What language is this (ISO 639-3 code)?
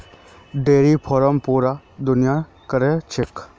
mag